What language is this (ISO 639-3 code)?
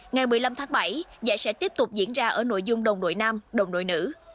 vie